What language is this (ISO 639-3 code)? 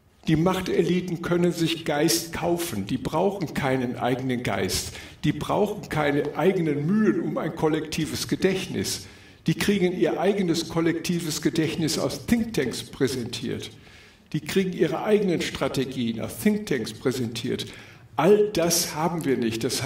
deu